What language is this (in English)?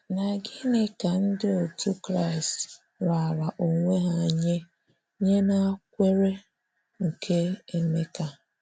Igbo